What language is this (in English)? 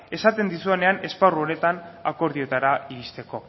Basque